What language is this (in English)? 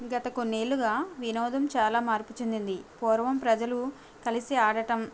Telugu